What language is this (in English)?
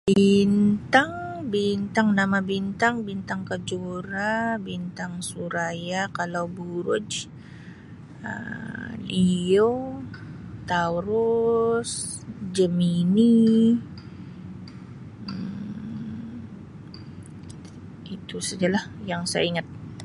Sabah Malay